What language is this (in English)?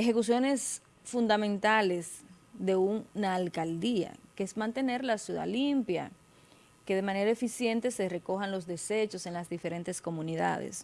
Spanish